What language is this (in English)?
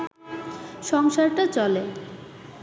Bangla